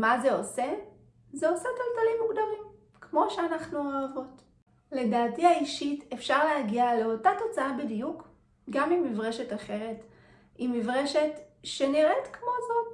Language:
Hebrew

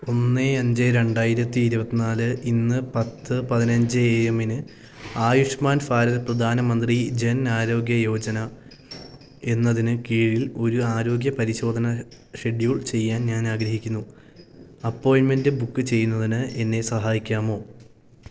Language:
Malayalam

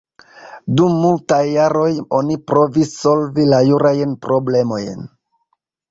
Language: Esperanto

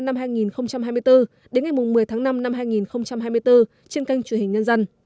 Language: Vietnamese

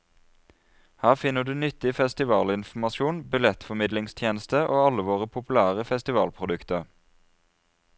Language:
Norwegian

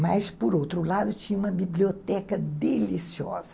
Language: Portuguese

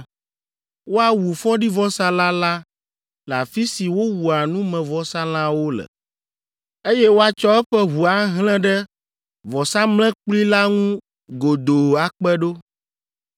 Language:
Ewe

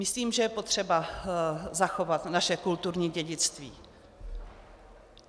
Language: Czech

